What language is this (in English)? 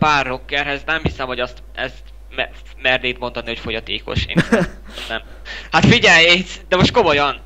Hungarian